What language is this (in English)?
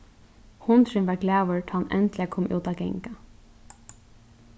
Faroese